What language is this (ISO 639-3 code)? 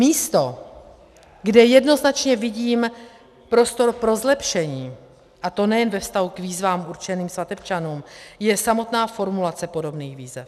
ces